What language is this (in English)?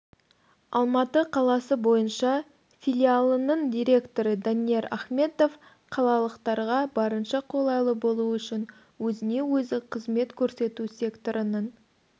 Kazakh